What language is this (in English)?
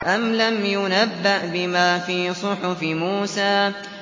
Arabic